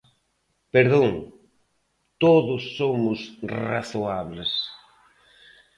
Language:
Galician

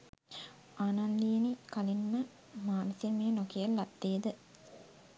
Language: Sinhala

